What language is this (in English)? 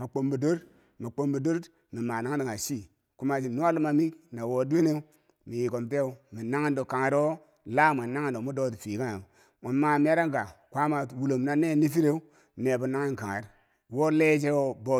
Bangwinji